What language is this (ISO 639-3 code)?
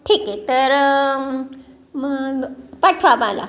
mar